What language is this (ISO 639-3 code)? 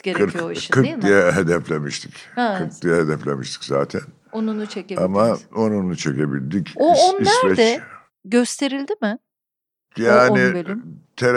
tur